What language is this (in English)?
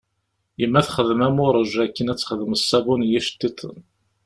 Kabyle